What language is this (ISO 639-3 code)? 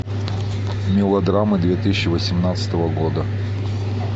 rus